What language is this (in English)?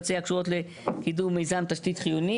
Hebrew